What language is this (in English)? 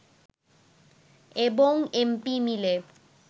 Bangla